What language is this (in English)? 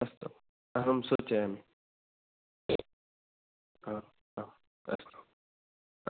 Sanskrit